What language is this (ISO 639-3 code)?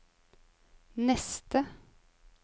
nor